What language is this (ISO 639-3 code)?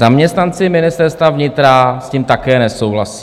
ces